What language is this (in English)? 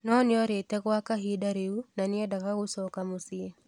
Kikuyu